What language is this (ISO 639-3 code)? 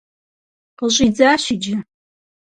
kbd